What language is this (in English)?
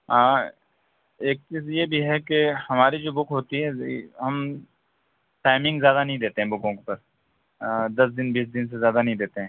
Urdu